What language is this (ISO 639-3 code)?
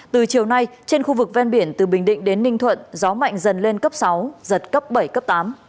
vie